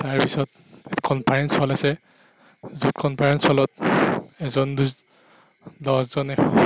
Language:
Assamese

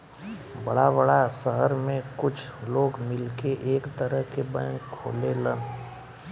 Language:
Bhojpuri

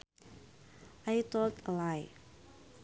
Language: Sundanese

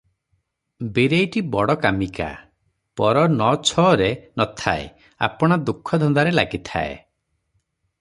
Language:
Odia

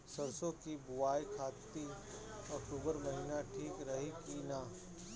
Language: Bhojpuri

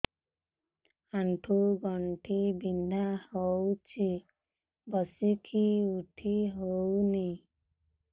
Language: Odia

